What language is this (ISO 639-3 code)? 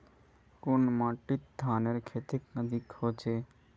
mag